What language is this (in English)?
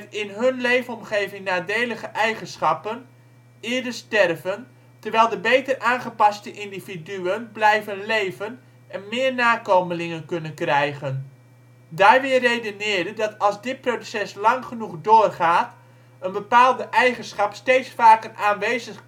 Dutch